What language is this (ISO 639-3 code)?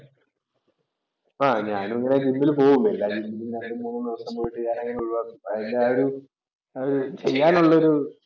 mal